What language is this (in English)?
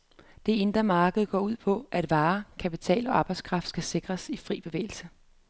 Danish